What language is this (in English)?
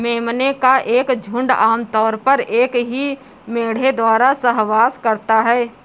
Hindi